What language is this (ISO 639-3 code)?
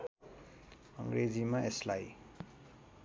nep